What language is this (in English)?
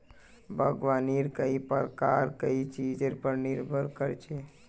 Magahi